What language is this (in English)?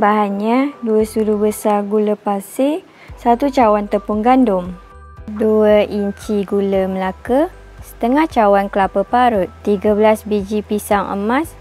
Malay